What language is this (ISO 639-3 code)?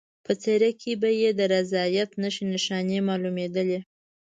pus